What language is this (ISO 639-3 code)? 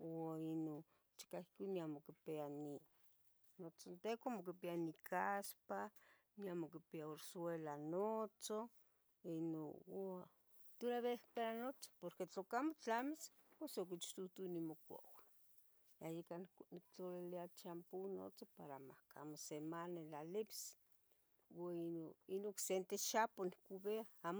nhg